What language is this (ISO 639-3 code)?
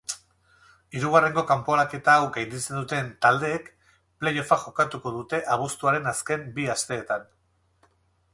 eus